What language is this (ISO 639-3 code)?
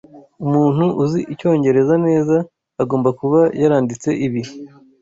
kin